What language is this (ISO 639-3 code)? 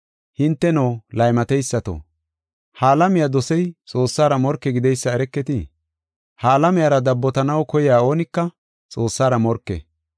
gof